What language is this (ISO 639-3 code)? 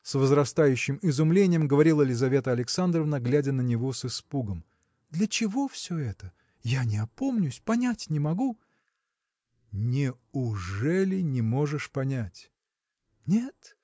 rus